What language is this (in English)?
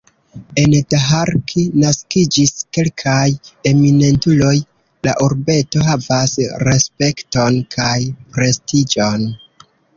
Esperanto